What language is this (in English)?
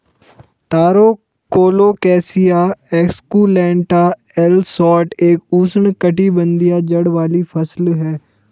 Hindi